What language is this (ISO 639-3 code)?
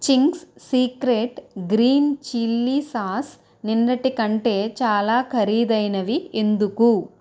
tel